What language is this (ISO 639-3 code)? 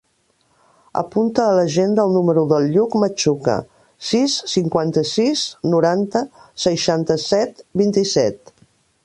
cat